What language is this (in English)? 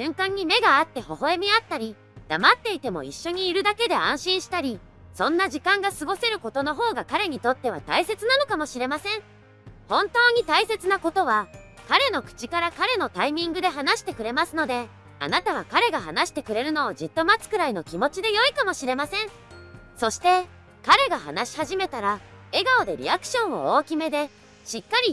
Japanese